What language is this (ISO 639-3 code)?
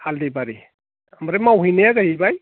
brx